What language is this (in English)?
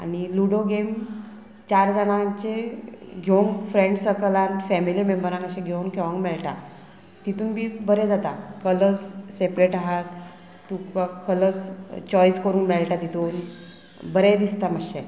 Konkani